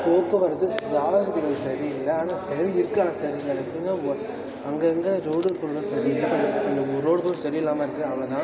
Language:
Tamil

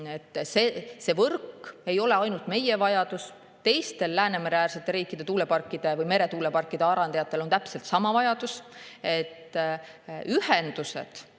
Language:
Estonian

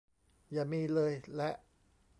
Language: Thai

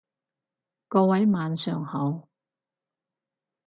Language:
Cantonese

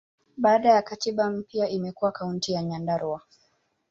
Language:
Swahili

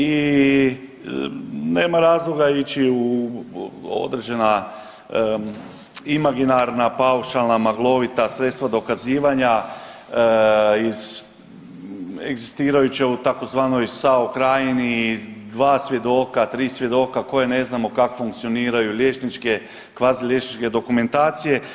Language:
Croatian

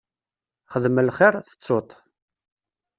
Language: Kabyle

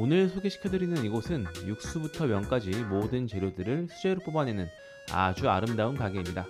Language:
Korean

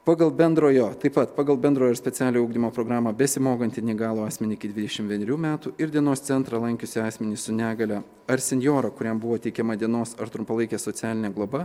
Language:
Lithuanian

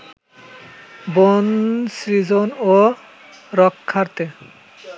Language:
Bangla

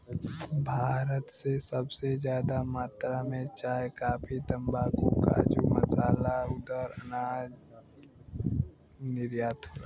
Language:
Bhojpuri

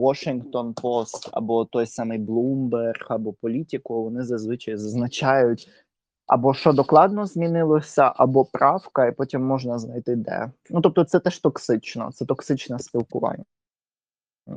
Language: Ukrainian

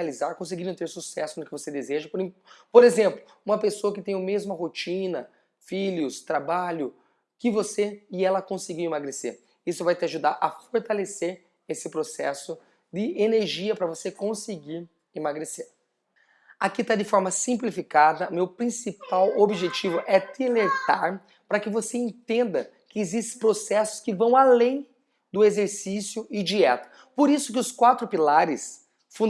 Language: Portuguese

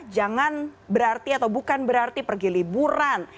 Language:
Indonesian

